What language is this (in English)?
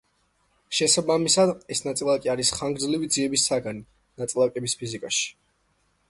Georgian